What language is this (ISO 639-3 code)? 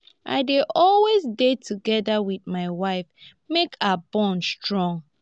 pcm